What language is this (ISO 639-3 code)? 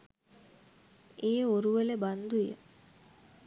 sin